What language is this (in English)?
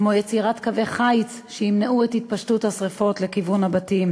Hebrew